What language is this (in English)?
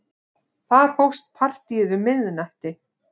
Icelandic